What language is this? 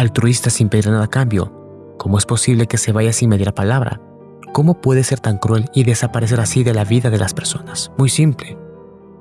Spanish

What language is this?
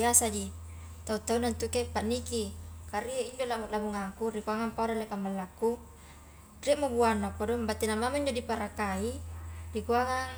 Highland Konjo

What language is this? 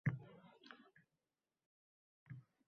Uzbek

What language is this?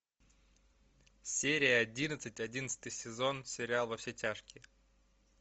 Russian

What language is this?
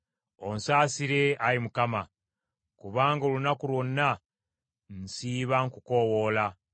Ganda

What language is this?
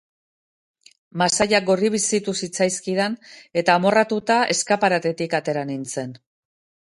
Basque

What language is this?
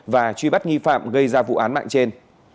Vietnamese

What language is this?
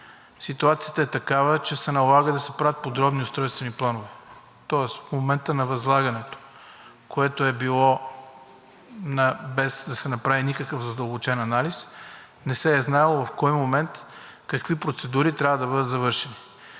Bulgarian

